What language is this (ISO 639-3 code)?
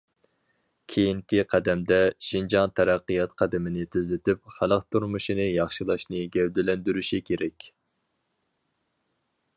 uig